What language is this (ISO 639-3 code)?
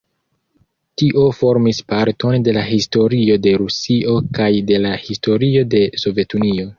epo